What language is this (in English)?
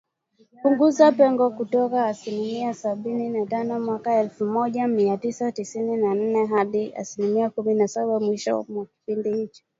Swahili